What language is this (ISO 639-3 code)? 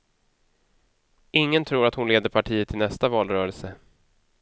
swe